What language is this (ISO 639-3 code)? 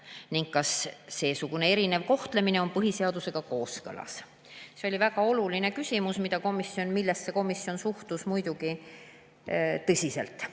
est